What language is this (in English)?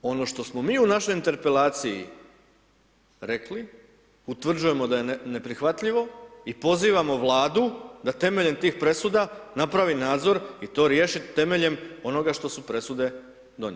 Croatian